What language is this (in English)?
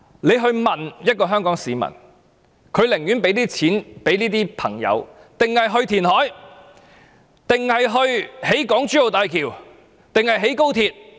Cantonese